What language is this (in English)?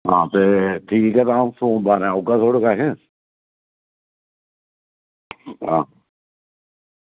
Dogri